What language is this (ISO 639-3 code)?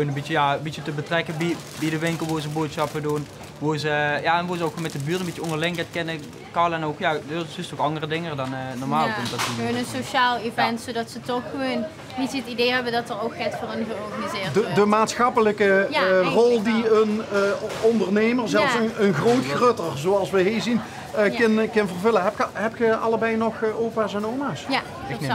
nld